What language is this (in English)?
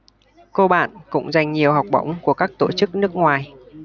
Vietnamese